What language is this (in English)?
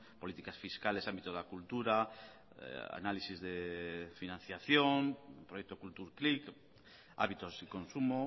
Spanish